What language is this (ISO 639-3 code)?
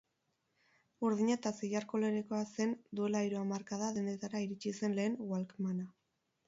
eus